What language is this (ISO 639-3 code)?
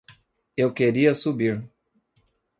por